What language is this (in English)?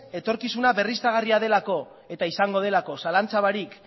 Basque